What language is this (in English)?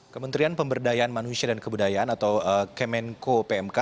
Indonesian